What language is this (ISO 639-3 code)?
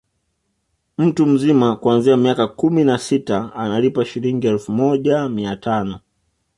swa